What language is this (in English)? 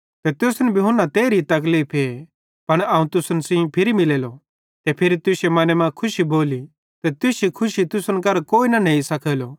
Bhadrawahi